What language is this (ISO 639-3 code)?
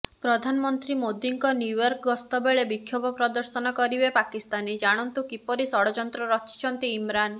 ori